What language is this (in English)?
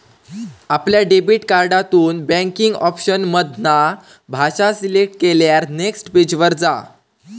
Marathi